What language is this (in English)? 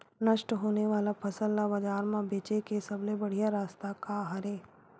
Chhattisgarhi